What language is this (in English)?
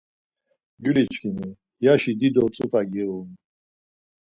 Laz